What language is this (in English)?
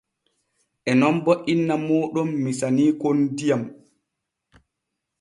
Borgu Fulfulde